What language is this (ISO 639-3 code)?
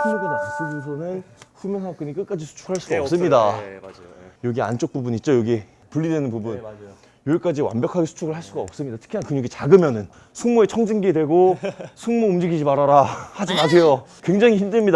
kor